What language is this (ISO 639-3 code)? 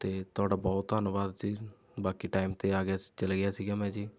pan